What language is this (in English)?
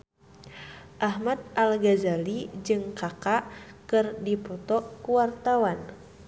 Sundanese